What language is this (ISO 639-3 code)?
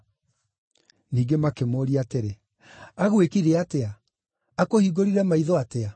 kik